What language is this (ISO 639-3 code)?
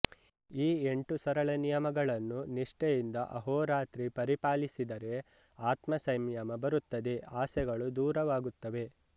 kan